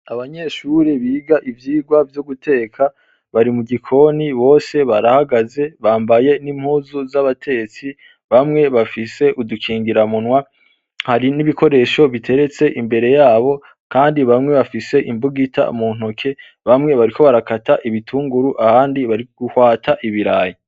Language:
Rundi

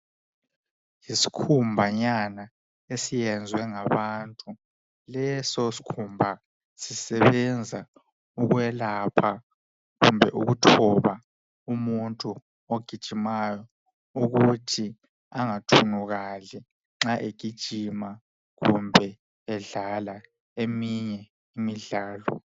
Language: North Ndebele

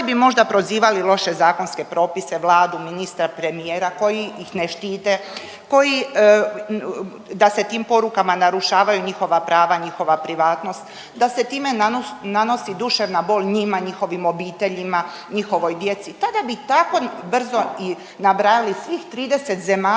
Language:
Croatian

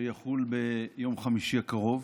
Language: Hebrew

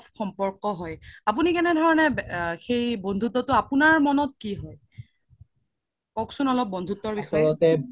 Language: Assamese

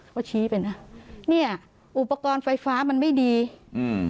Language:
Thai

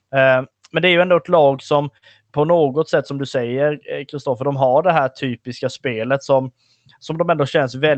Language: Swedish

